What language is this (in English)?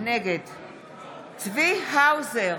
Hebrew